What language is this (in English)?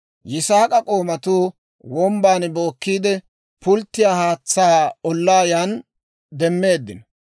Dawro